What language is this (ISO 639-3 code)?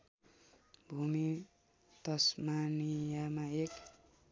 nep